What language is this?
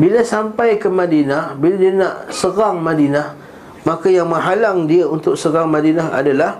Malay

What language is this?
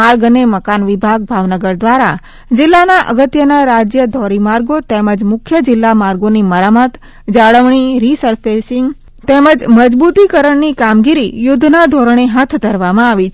Gujarati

